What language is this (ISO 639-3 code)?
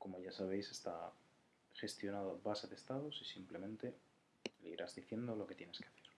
spa